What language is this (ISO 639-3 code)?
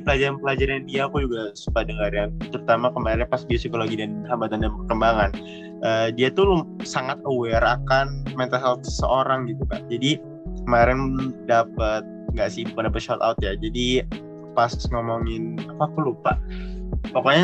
ind